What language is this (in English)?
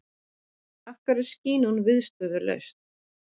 Icelandic